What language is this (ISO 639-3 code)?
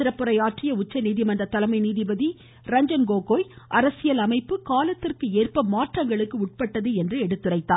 tam